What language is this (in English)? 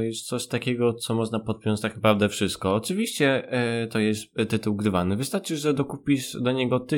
Polish